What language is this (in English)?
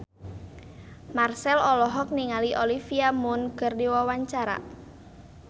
Sundanese